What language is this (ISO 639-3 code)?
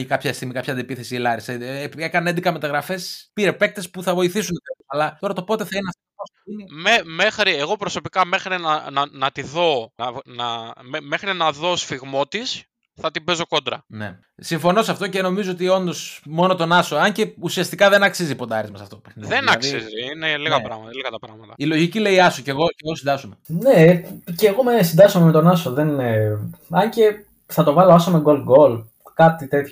ell